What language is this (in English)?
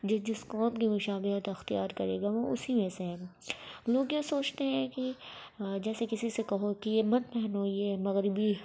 Urdu